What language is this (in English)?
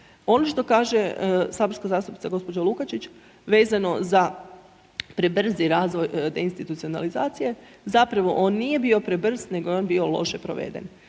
Croatian